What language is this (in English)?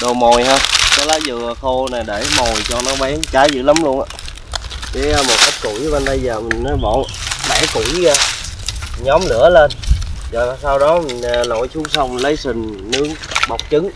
Vietnamese